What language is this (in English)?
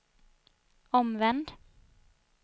Swedish